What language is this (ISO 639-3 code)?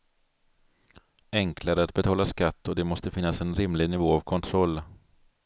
swe